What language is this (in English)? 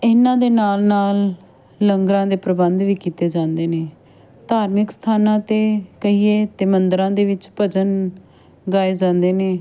Punjabi